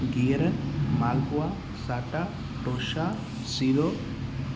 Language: Sindhi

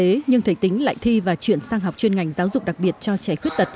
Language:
Vietnamese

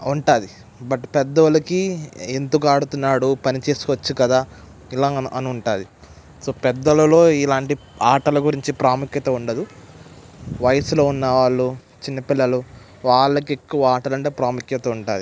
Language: Telugu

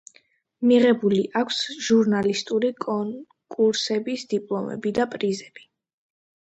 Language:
Georgian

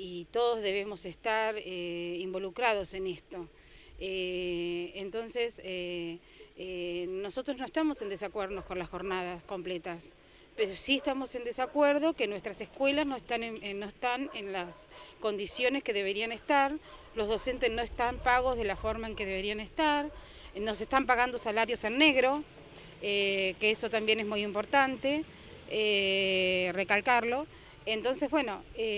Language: Spanish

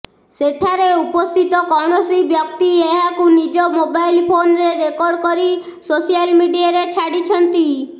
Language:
Odia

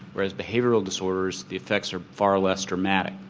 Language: English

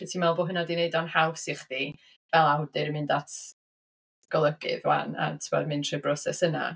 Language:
Welsh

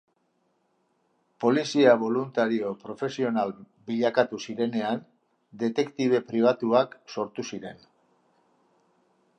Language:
Basque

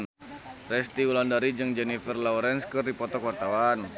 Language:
Sundanese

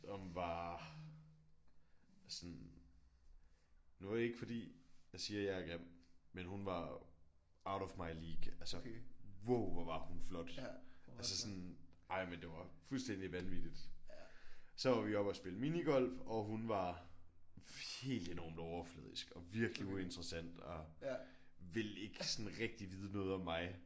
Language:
Danish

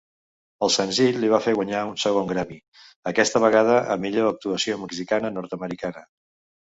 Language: Catalan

